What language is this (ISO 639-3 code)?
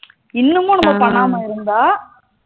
tam